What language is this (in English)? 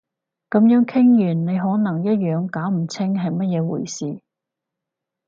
Cantonese